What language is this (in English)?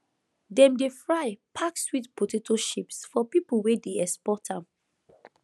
Nigerian Pidgin